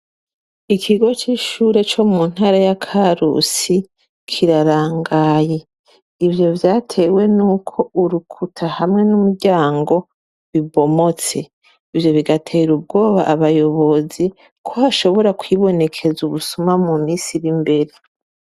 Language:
Rundi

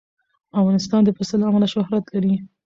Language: Pashto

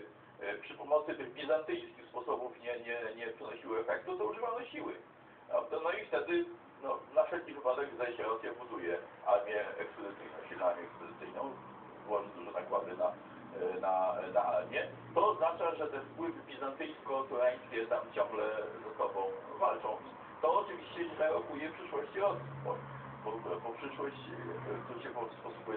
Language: Polish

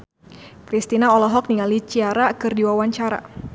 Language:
Sundanese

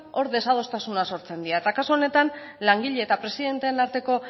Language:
Basque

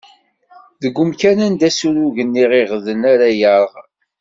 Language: Kabyle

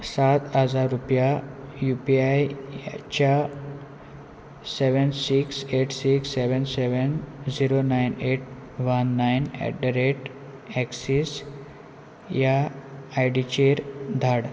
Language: Konkani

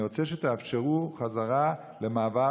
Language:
Hebrew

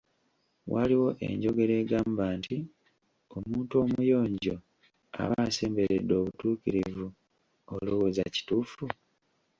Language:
Ganda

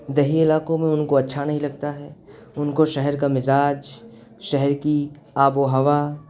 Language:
Urdu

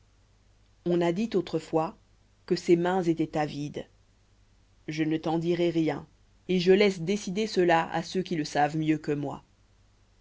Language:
French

